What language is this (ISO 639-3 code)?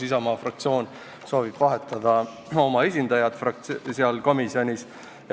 est